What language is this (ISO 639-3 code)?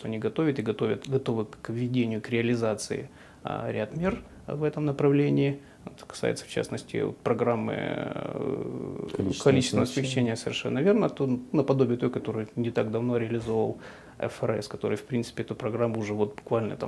rus